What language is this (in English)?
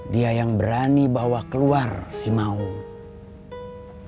Indonesian